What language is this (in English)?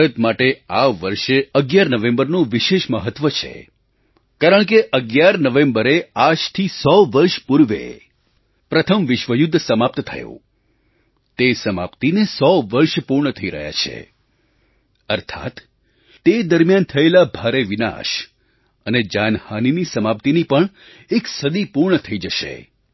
Gujarati